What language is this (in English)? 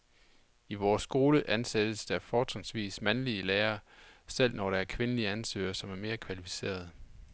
Danish